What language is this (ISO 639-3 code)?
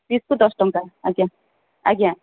ori